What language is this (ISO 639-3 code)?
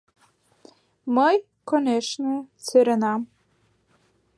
chm